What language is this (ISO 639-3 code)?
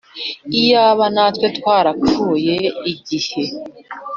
kin